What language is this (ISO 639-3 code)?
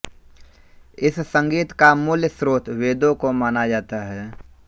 hin